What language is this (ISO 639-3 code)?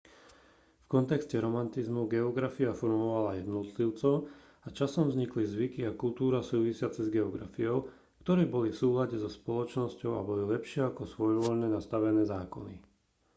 slk